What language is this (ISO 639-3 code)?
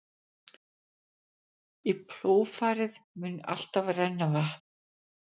isl